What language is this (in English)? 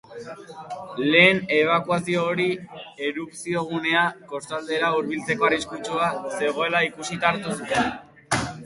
Basque